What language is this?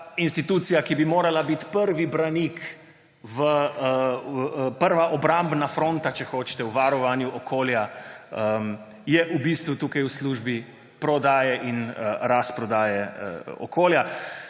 Slovenian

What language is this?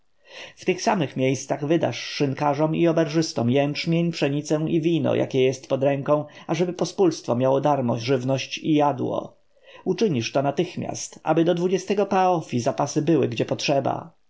Polish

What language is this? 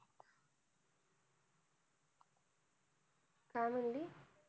Marathi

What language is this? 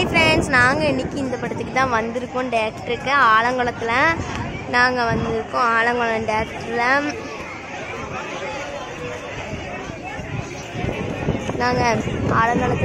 Tamil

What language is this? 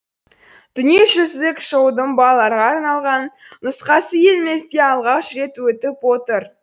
Kazakh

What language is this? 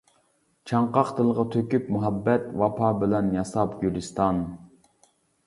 Uyghur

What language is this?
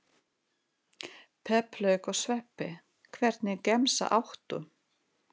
Icelandic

